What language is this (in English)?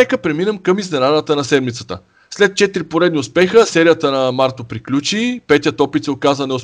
Bulgarian